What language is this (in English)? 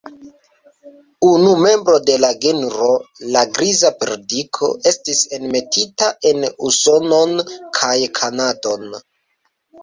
Esperanto